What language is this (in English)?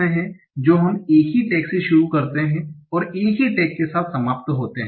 Hindi